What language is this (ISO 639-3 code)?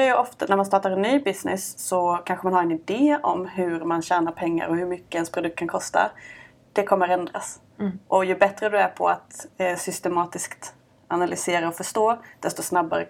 swe